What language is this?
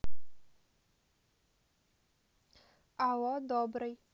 Russian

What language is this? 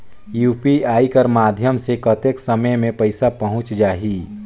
Chhattisgarhi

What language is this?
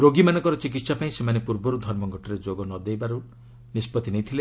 Odia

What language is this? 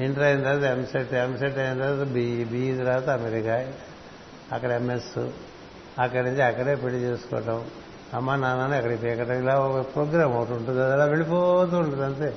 Telugu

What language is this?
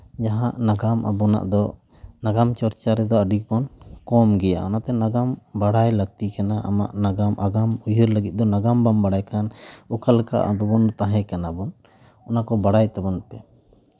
Santali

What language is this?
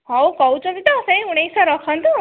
Odia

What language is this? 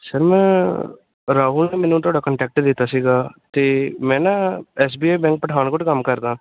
Punjabi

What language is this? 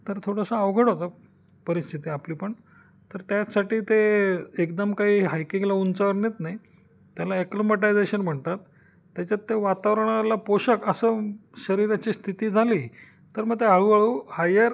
Marathi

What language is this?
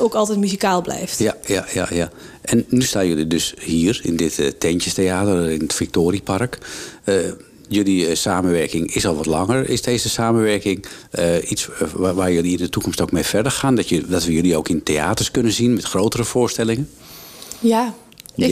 Dutch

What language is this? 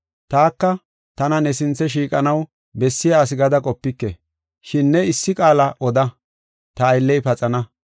Gofa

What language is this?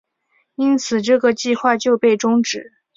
Chinese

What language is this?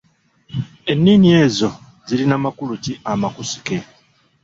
Ganda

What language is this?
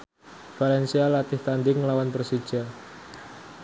Javanese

